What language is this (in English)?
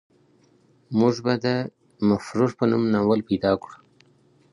Pashto